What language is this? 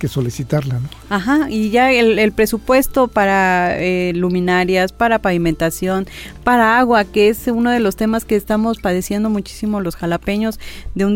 Spanish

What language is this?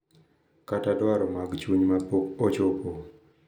Luo (Kenya and Tanzania)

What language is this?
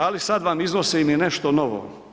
Croatian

